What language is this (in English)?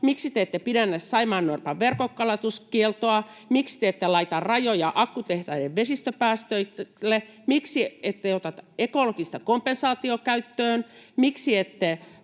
Finnish